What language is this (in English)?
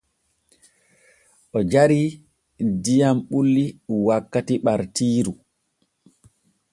Borgu Fulfulde